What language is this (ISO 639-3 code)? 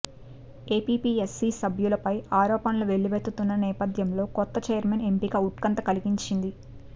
tel